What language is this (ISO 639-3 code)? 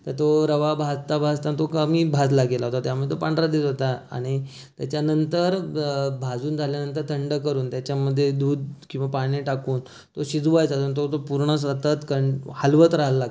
mar